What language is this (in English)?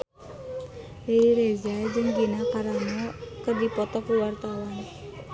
Sundanese